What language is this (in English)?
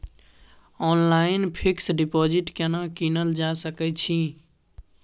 Maithili